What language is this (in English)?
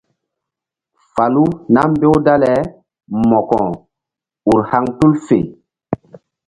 Mbum